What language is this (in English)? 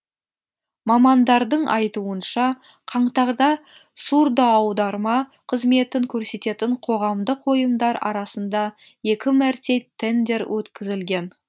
Kazakh